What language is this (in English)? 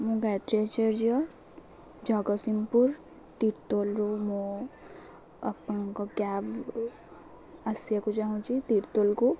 Odia